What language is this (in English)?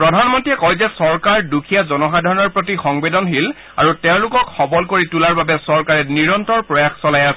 Assamese